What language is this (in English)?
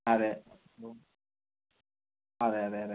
Malayalam